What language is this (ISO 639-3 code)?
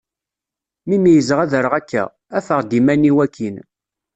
kab